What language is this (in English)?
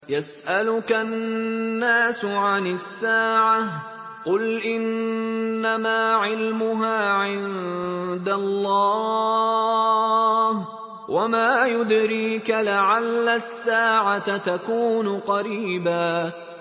Arabic